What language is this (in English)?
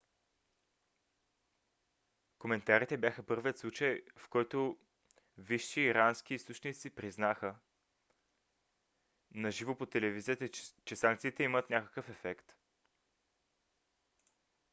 Bulgarian